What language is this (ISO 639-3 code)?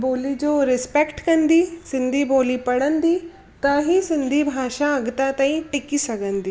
snd